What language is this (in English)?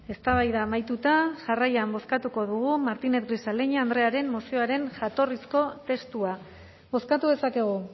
Basque